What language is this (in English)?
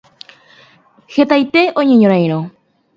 Guarani